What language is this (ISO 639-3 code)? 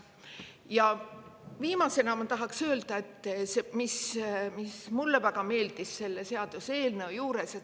est